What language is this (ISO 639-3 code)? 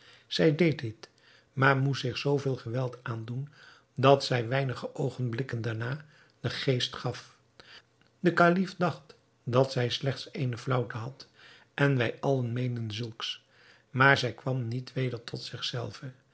nld